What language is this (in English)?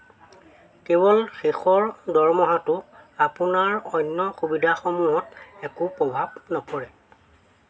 Assamese